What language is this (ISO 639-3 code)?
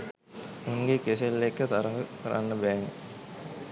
sin